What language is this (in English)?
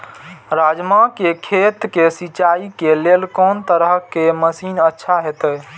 Maithili